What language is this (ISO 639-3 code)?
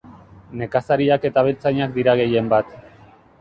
eus